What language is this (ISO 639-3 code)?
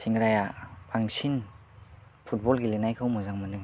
brx